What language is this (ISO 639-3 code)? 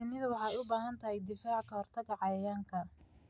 som